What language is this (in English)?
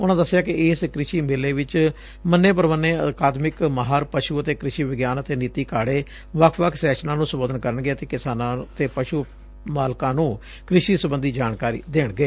Punjabi